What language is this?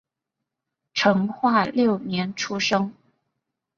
Chinese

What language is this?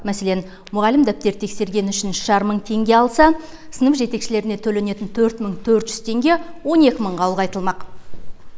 Kazakh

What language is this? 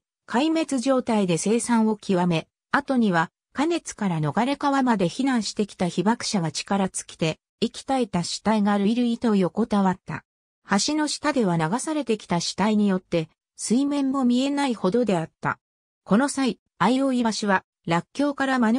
Japanese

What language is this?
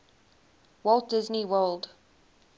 English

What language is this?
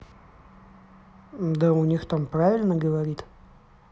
Russian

